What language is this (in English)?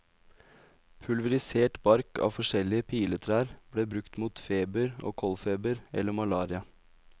Norwegian